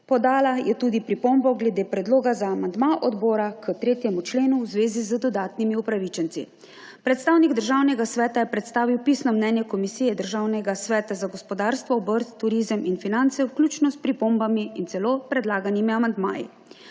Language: Slovenian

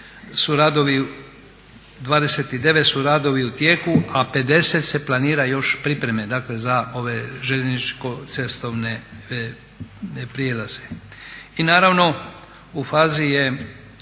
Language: Croatian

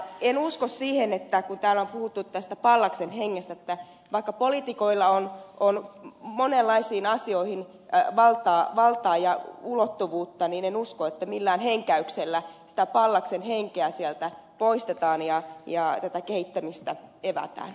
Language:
Finnish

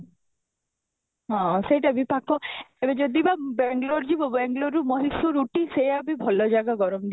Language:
Odia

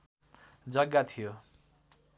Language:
Nepali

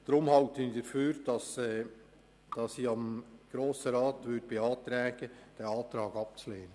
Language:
Swiss German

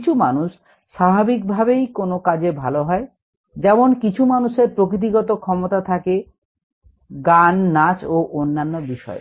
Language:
Bangla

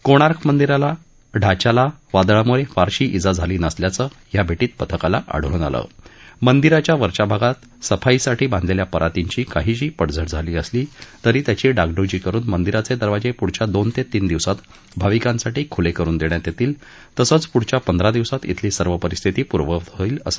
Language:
Marathi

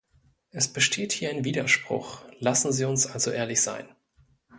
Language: German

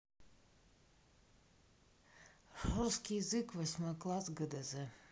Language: Russian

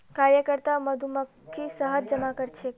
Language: Magahi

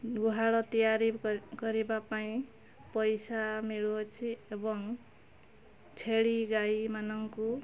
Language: Odia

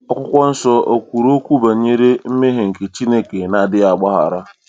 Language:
Igbo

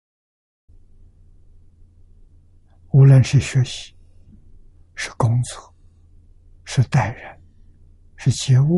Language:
Chinese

